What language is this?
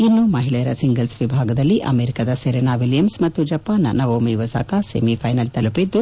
Kannada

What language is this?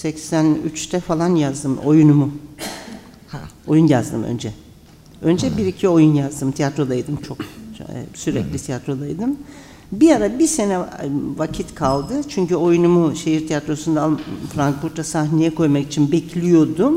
Turkish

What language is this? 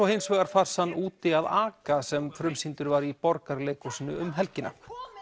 Icelandic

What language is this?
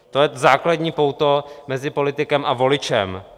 Czech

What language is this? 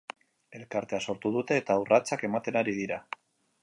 Basque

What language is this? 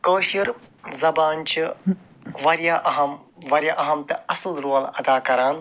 Kashmiri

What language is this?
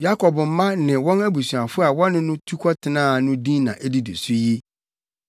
Akan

